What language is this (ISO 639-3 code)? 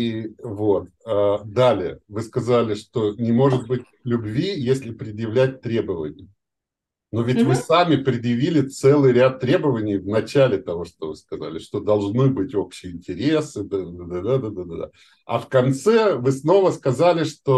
rus